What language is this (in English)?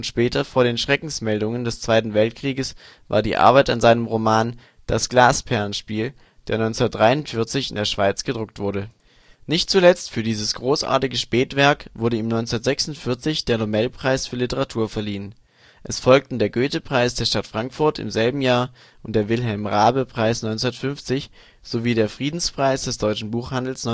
German